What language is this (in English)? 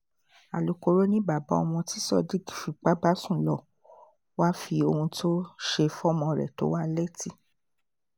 Yoruba